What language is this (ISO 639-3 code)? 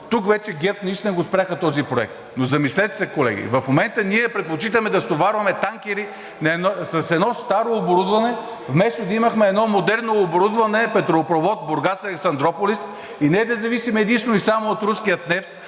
bul